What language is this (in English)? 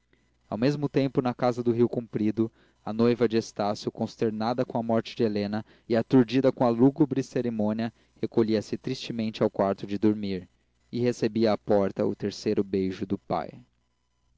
Portuguese